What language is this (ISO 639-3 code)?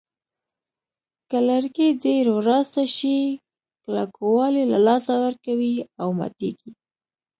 pus